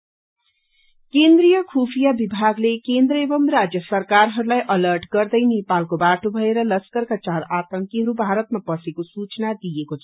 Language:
Nepali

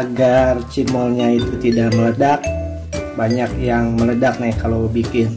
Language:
Indonesian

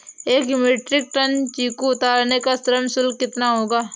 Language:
Hindi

